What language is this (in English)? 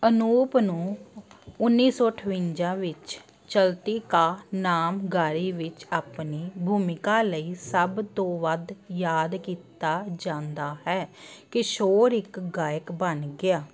Punjabi